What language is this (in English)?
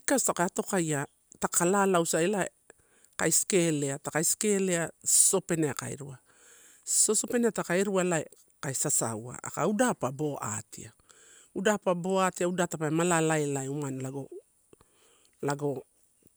Torau